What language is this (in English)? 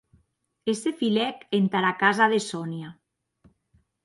Occitan